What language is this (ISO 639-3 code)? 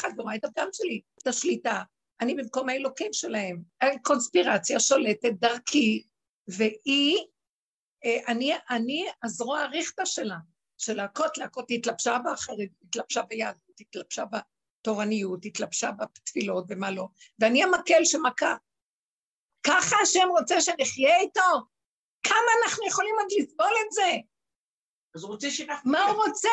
heb